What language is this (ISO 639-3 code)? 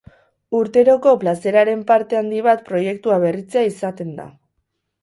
eus